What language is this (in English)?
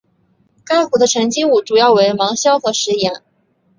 Chinese